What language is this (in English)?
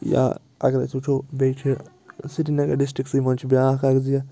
Kashmiri